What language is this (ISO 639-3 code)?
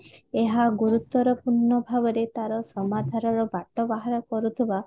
ori